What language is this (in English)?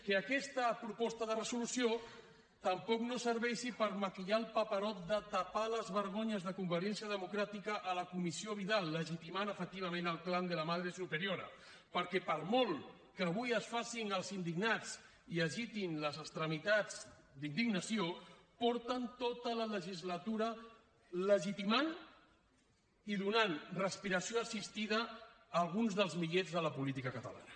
Catalan